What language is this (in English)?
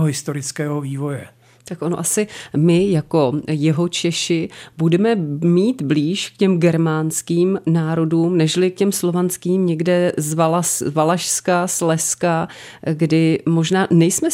Czech